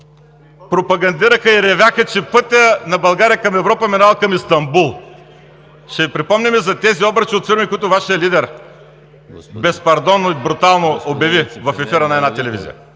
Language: Bulgarian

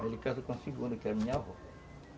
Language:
Portuguese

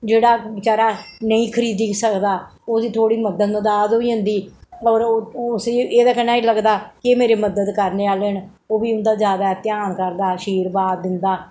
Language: Dogri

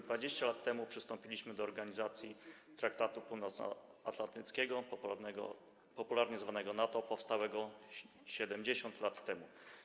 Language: Polish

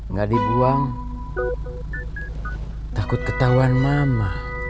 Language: Indonesian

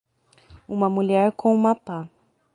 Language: Portuguese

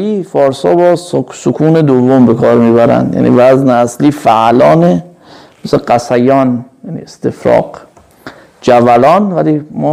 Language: Persian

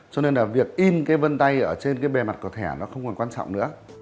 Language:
Vietnamese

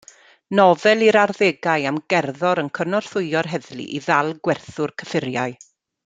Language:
Welsh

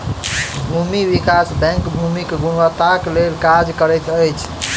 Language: Maithili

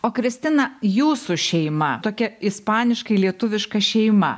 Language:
Lithuanian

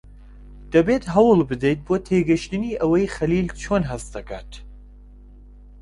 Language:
Central Kurdish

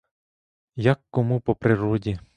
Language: Ukrainian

